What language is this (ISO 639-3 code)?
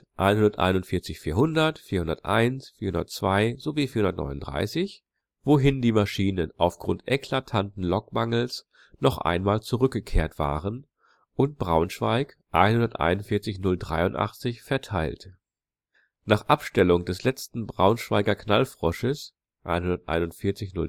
deu